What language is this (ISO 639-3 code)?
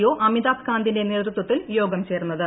mal